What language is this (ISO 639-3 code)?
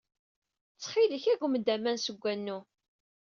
kab